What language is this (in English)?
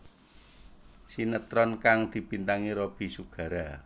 Javanese